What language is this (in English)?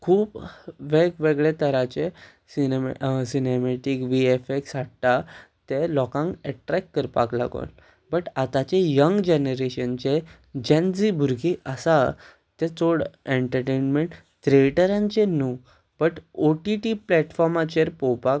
Konkani